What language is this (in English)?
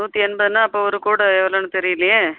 Tamil